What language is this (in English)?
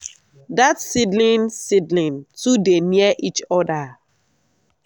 Nigerian Pidgin